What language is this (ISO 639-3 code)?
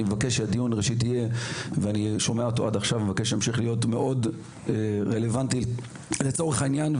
heb